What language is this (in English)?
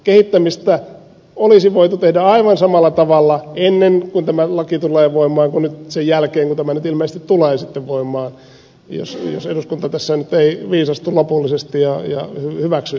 Finnish